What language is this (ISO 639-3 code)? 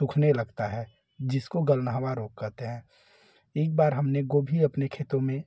hin